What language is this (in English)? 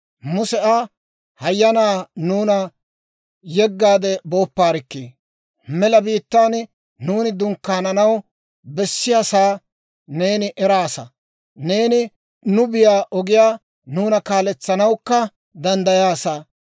Dawro